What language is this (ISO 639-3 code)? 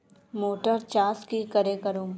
mag